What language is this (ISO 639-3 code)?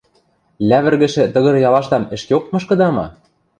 mrj